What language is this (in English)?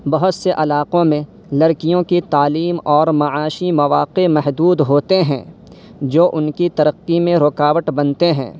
Urdu